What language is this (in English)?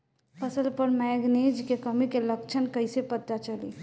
Bhojpuri